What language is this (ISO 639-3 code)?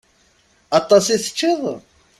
kab